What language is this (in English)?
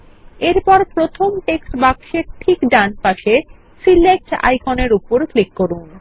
Bangla